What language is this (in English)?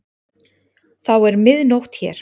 Icelandic